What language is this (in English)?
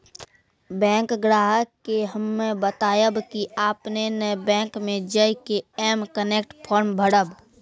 Maithili